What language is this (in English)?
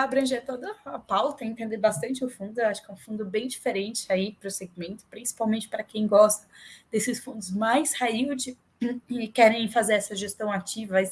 Portuguese